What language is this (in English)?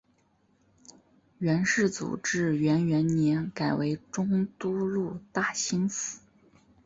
Chinese